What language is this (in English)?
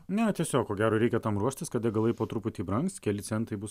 Lithuanian